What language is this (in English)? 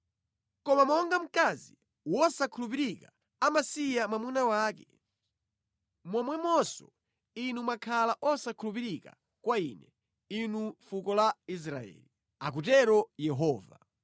Nyanja